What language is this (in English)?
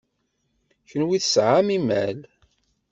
Kabyle